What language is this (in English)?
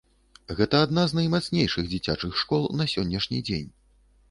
Belarusian